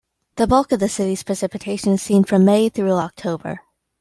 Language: English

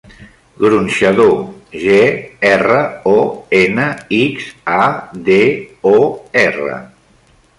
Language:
Catalan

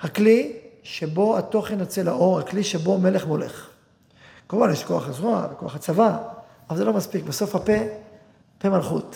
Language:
Hebrew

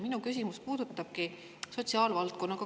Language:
Estonian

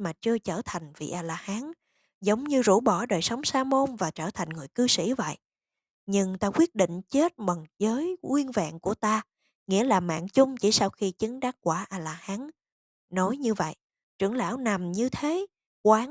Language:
Vietnamese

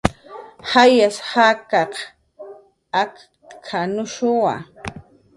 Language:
Jaqaru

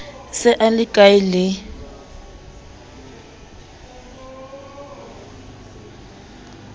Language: Southern Sotho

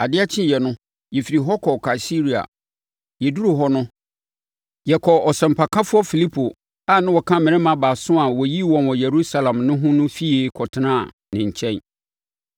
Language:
Akan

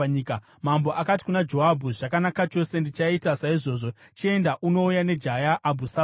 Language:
Shona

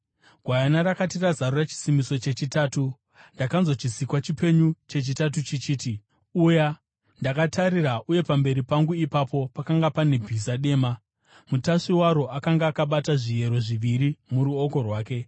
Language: Shona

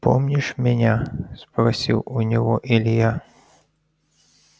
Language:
Russian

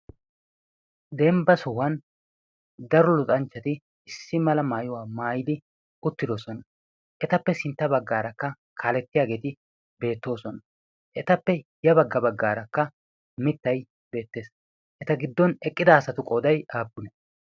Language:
Wolaytta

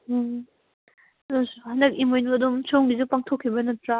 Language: Manipuri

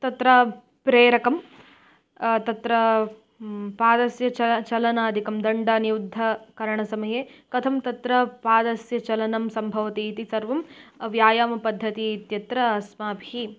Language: Sanskrit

